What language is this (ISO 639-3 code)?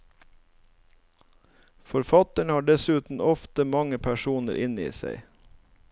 nor